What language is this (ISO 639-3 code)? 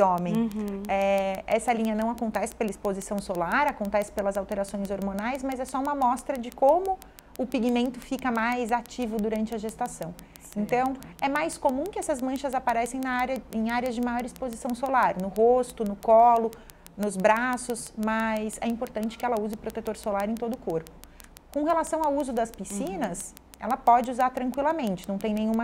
por